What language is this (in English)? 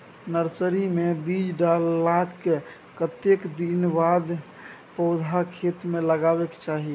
Maithili